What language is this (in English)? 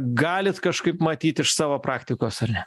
Lithuanian